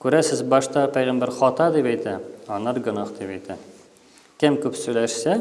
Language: Turkish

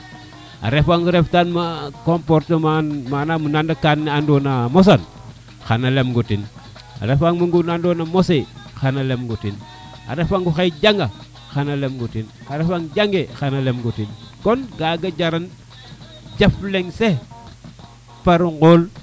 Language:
Serer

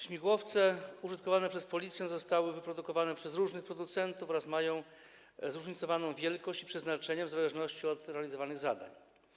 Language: Polish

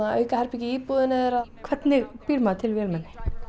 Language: Icelandic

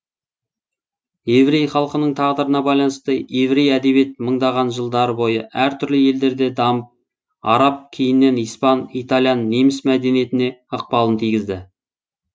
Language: Kazakh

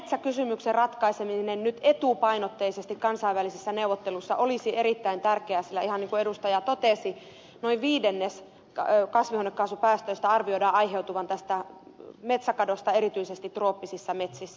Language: Finnish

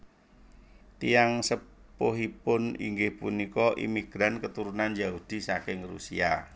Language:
Javanese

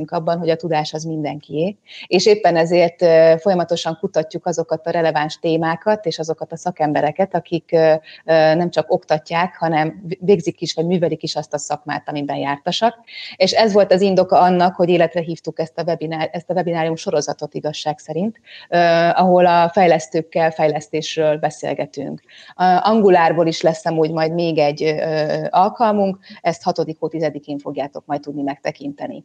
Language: Hungarian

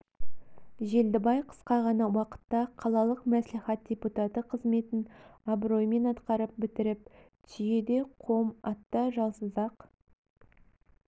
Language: Kazakh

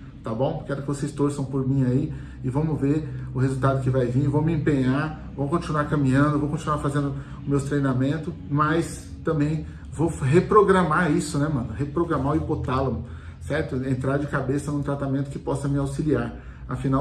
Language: Portuguese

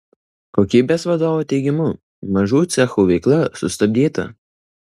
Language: Lithuanian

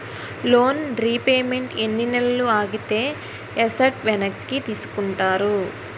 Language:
Telugu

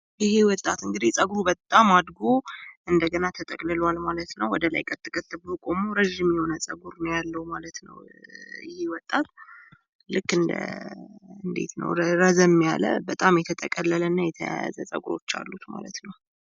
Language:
Amharic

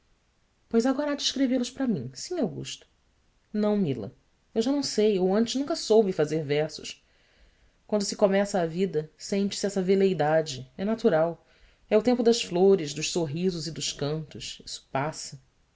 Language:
Portuguese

